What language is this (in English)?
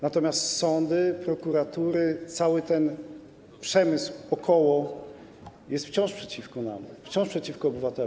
Polish